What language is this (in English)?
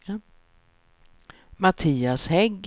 Swedish